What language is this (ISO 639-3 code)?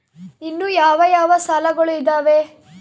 kan